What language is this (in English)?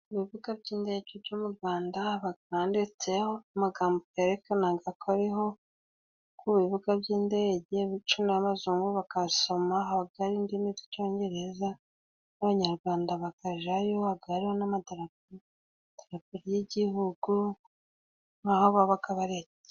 Kinyarwanda